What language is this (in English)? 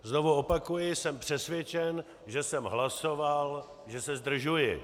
Czech